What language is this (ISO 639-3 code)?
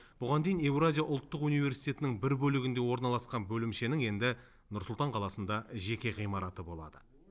kaz